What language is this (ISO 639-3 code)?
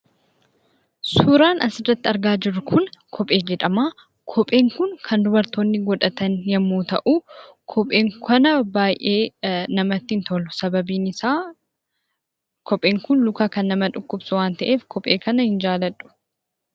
orm